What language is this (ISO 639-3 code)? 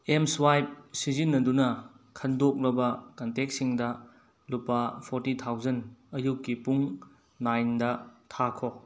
mni